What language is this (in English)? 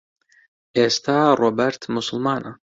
Central Kurdish